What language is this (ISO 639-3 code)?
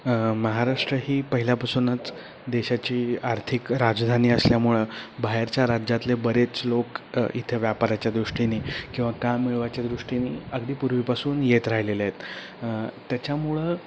mar